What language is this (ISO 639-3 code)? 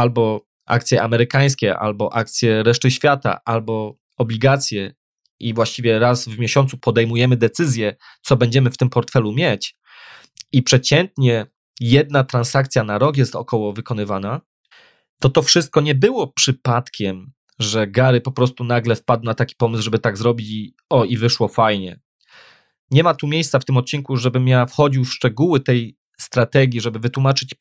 pol